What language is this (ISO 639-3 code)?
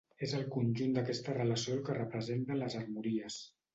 cat